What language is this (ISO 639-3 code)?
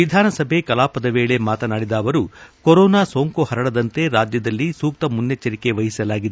kan